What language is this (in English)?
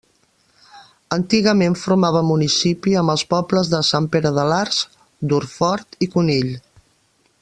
Catalan